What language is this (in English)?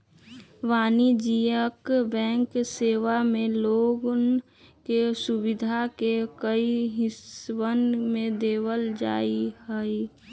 Magahi